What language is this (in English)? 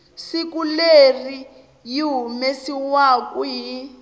Tsonga